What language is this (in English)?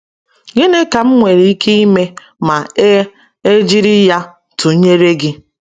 Igbo